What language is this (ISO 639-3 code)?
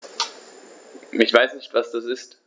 deu